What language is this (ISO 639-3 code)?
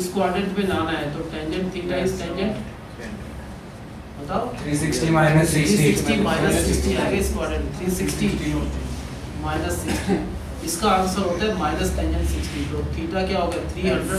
hin